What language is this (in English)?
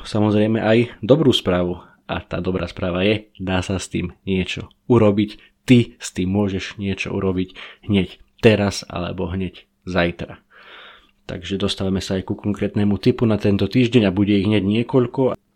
Slovak